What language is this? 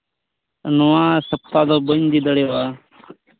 Santali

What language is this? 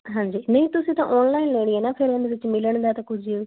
Punjabi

